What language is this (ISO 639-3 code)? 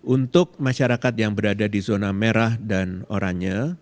ind